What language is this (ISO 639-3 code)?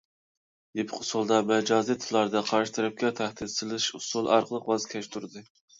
uig